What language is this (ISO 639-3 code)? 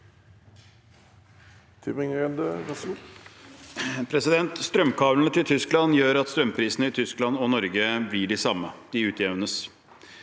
nor